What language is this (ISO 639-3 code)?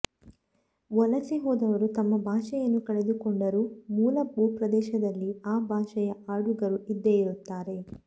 kan